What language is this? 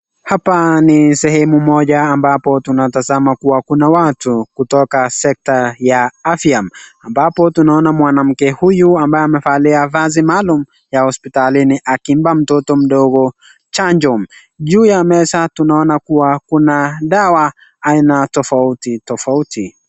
Swahili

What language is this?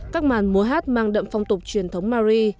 Vietnamese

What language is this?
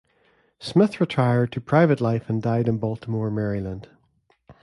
English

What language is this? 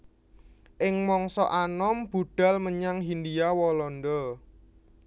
Javanese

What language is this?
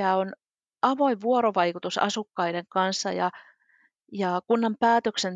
Finnish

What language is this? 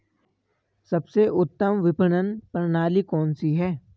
Hindi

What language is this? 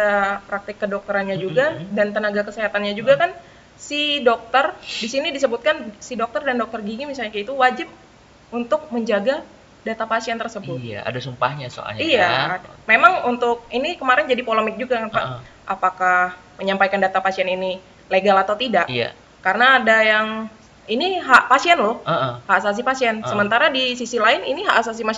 Indonesian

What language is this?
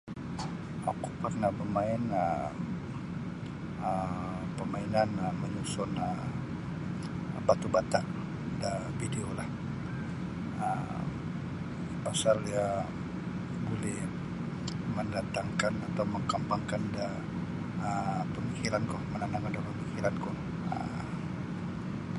Sabah Bisaya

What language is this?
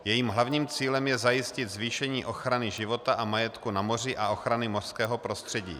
Czech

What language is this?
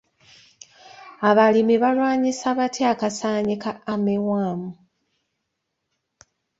Ganda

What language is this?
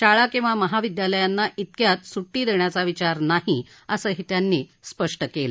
Marathi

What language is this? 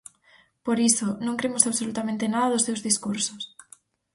Galician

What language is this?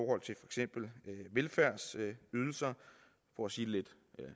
Danish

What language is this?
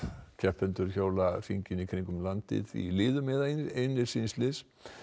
Icelandic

